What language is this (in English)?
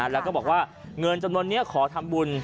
Thai